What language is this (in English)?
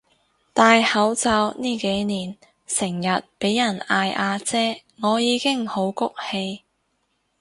Cantonese